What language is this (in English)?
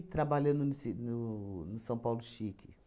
Portuguese